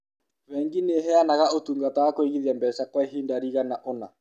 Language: Kikuyu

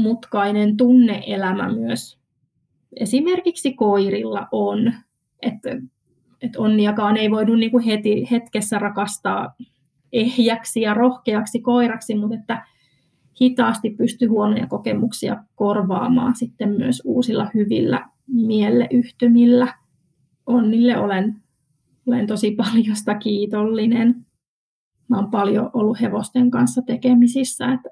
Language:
Finnish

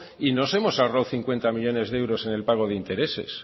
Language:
Spanish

